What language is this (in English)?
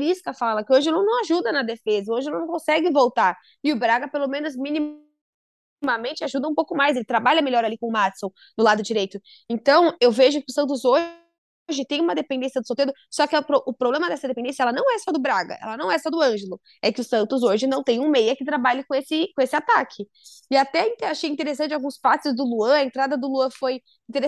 Portuguese